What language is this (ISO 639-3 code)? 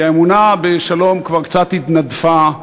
heb